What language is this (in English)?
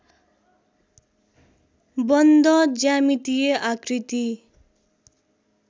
Nepali